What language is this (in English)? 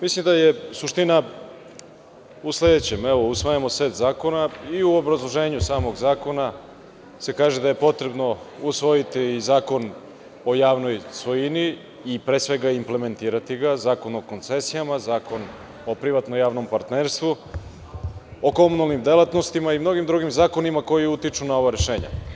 Serbian